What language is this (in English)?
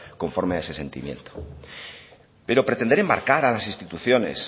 Spanish